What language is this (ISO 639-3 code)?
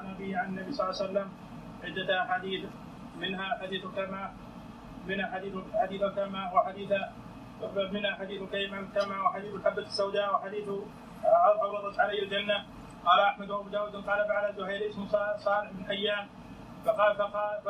ara